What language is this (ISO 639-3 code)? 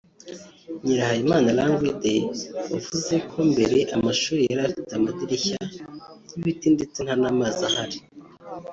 kin